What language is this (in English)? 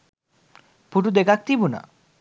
Sinhala